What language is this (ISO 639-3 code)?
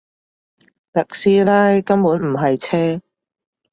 yue